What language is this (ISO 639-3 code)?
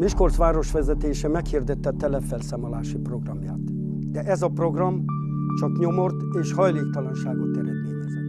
hun